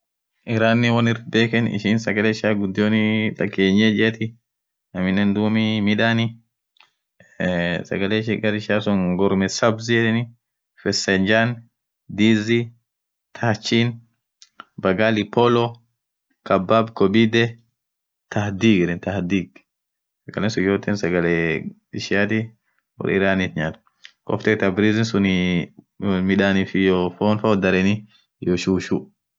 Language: Orma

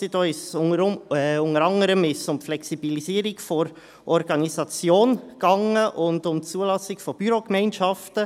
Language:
Swiss German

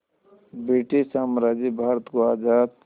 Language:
Hindi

